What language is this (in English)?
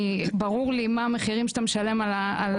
Hebrew